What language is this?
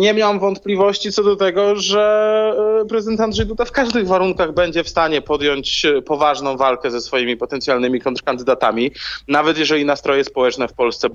Polish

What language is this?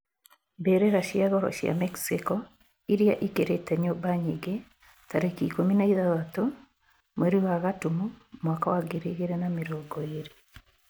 Kikuyu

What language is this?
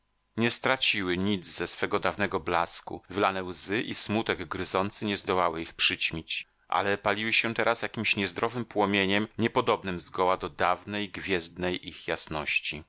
Polish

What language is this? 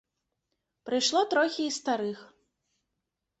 Belarusian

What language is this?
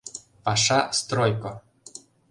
Mari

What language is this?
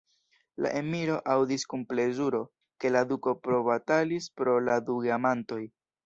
Esperanto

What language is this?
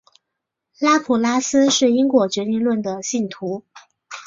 Chinese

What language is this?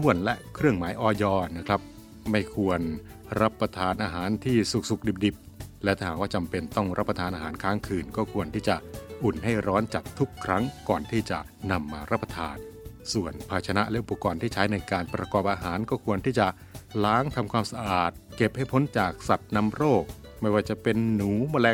Thai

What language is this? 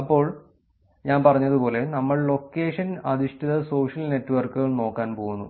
Malayalam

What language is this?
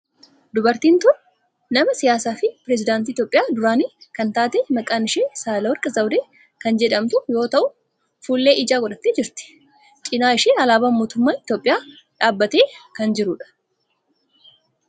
Oromo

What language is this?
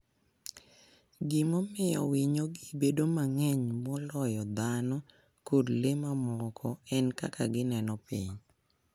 Luo (Kenya and Tanzania)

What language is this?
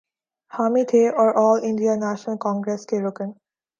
Urdu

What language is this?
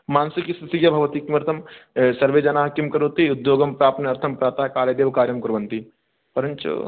Sanskrit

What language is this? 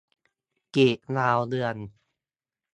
Thai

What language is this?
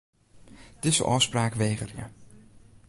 Western Frisian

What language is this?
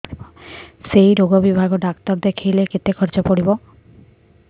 Odia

